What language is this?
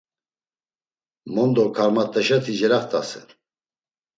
Laz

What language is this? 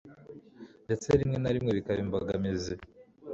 Kinyarwanda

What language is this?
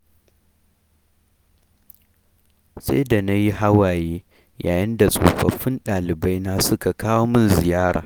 Hausa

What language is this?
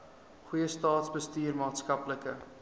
Afrikaans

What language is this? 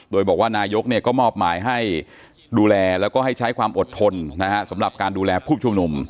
Thai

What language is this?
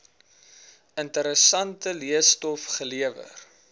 Afrikaans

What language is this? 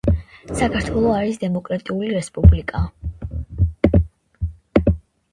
Georgian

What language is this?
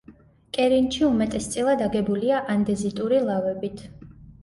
Georgian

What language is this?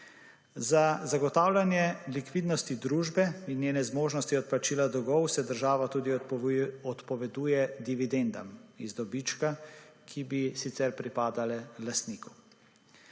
Slovenian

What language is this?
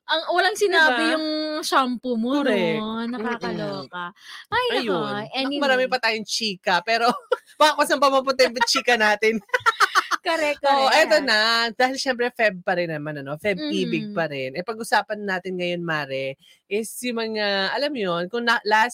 Filipino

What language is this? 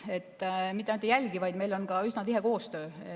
Estonian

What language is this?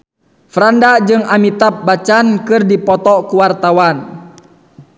Sundanese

